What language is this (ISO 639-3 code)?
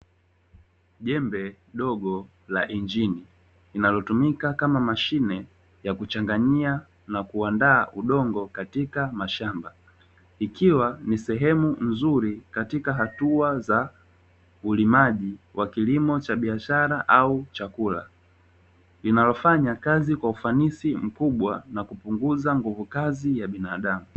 swa